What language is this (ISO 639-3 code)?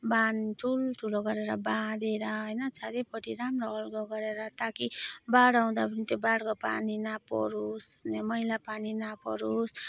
nep